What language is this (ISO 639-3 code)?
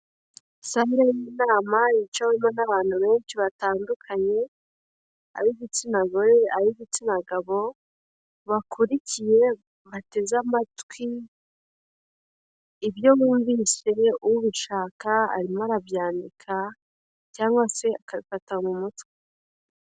kin